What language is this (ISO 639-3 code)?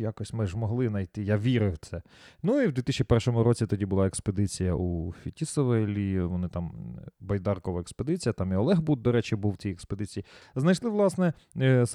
ukr